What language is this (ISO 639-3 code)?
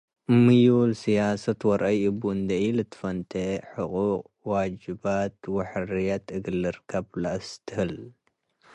tig